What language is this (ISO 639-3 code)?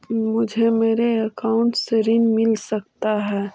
mag